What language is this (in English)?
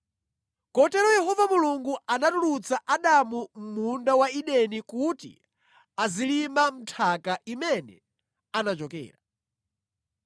Nyanja